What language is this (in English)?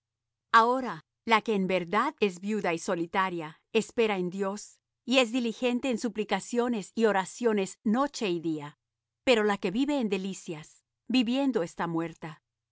Spanish